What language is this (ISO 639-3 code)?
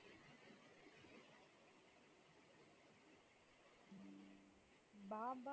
tam